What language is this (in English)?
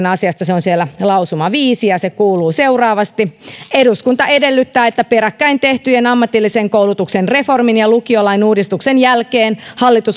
Finnish